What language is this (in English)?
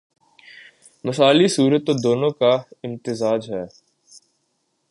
Urdu